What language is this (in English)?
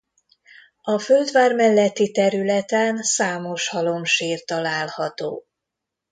Hungarian